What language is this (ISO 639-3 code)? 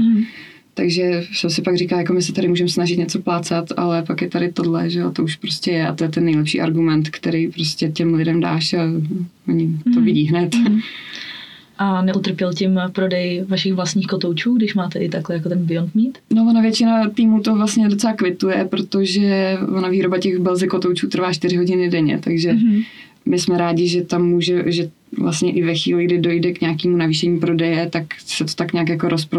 ces